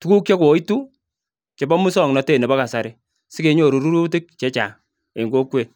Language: Kalenjin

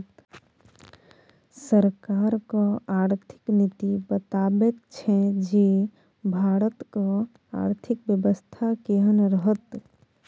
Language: Maithili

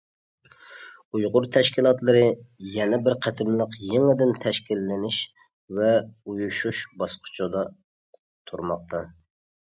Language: Uyghur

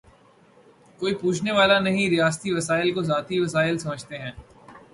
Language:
Urdu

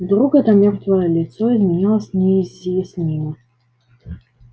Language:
Russian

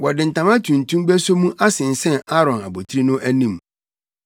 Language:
Akan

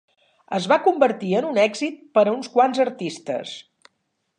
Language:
Catalan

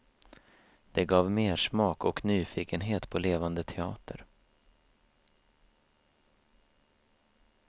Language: Swedish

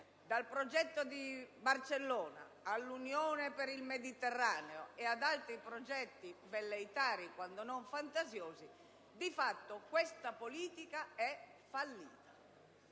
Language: Italian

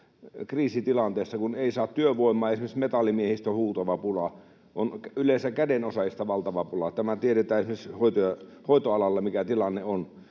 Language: Finnish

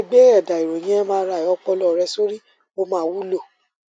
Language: Yoruba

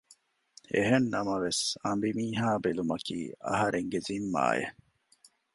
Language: Divehi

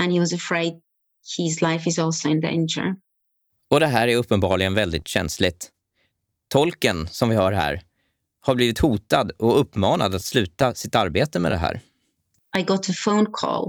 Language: Swedish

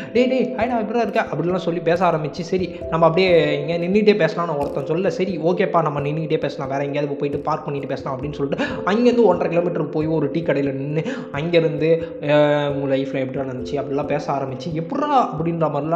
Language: Tamil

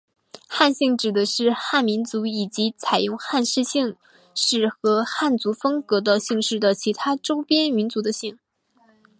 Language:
Chinese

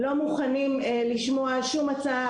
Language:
Hebrew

